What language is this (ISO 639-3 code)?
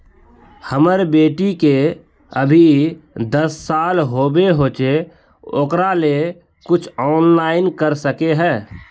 mag